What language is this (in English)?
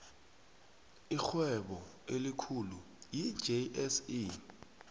South Ndebele